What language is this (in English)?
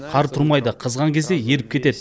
Kazakh